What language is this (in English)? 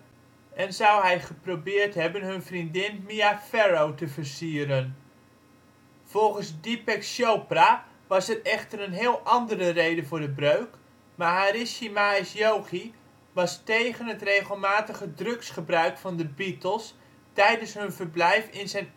Dutch